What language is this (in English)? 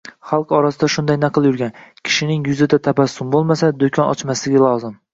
Uzbek